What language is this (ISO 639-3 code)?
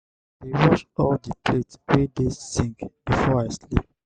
pcm